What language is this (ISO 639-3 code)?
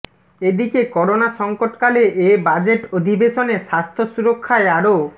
ben